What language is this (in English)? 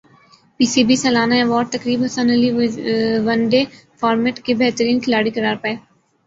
Urdu